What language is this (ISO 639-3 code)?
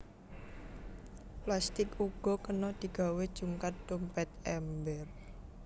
jav